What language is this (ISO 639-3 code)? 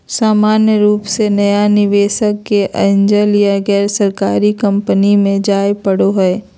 mag